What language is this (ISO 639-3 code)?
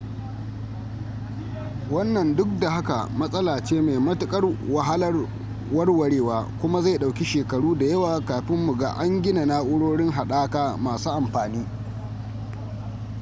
hau